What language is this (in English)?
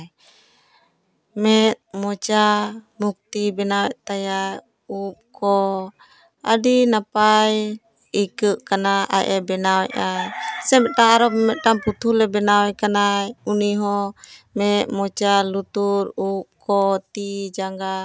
Santali